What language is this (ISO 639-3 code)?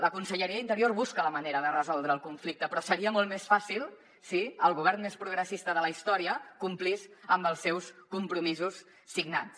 cat